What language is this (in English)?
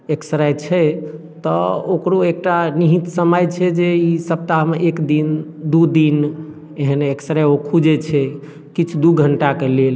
Maithili